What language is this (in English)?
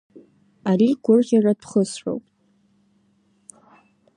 Abkhazian